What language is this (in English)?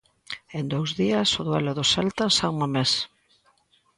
Galician